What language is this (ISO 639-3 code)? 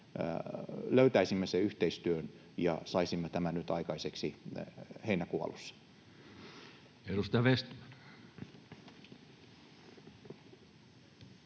fin